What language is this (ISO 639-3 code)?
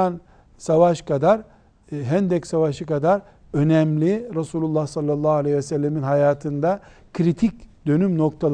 tur